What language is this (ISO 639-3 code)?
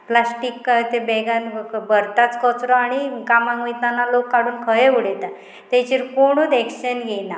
kok